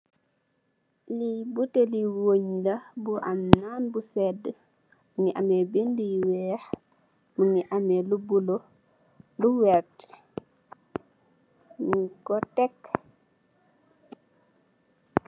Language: Wolof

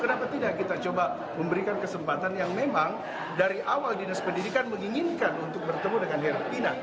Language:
Indonesian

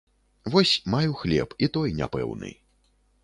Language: Belarusian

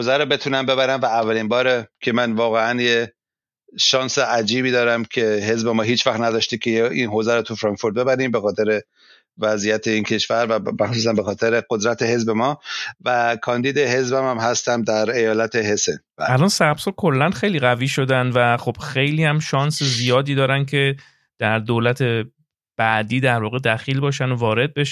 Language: Persian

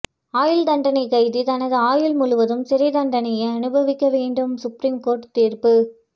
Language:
Tamil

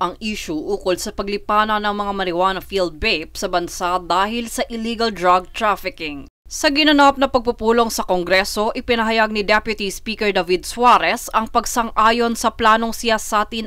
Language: Filipino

